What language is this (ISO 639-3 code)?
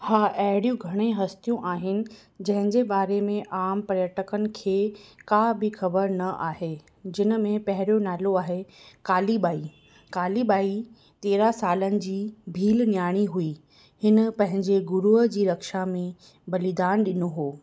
snd